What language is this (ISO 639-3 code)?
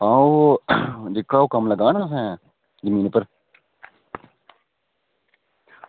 doi